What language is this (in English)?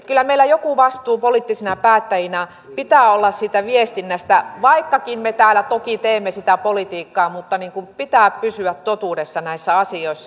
Finnish